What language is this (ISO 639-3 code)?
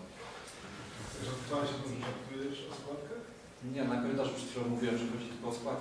pol